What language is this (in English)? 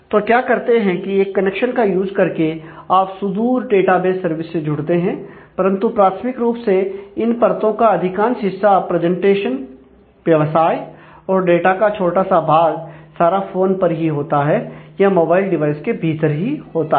Hindi